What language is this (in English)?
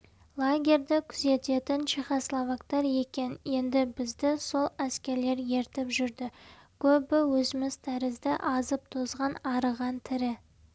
Kazakh